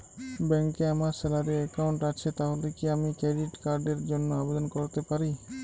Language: Bangla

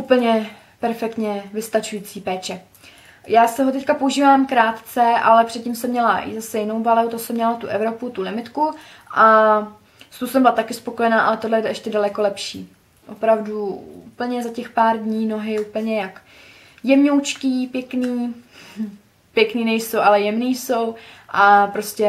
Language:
Czech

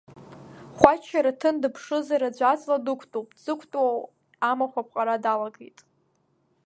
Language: Abkhazian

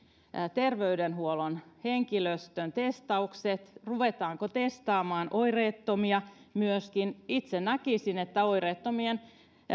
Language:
Finnish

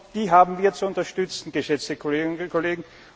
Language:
German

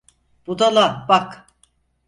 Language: Turkish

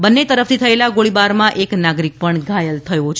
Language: Gujarati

